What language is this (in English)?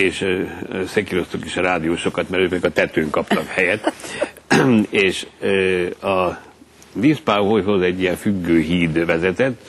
Hungarian